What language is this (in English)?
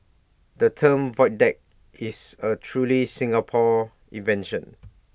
English